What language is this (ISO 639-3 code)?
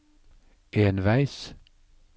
nor